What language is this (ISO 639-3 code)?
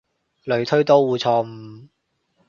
yue